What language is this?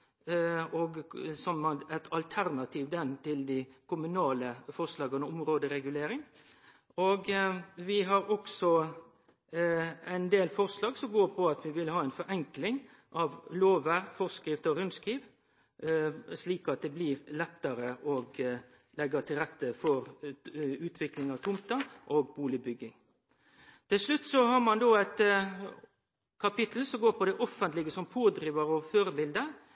Norwegian Nynorsk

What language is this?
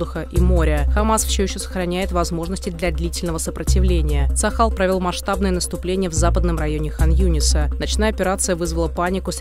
Russian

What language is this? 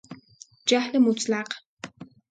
Persian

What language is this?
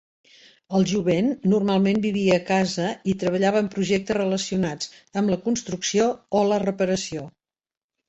Catalan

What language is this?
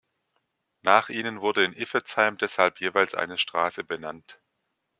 German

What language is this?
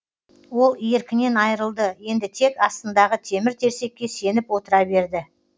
Kazakh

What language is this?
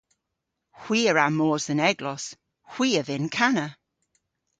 Cornish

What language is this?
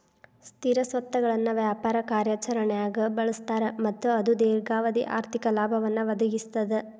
Kannada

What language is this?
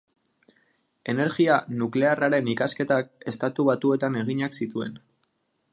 Basque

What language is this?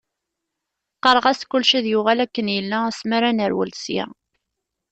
Kabyle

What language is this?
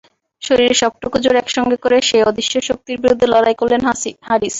Bangla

